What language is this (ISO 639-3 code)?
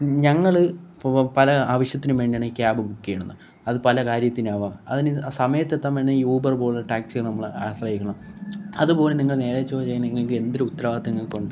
mal